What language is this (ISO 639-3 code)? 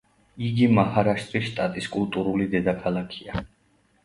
kat